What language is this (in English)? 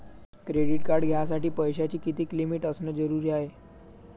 Marathi